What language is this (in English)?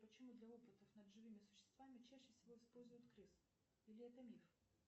Russian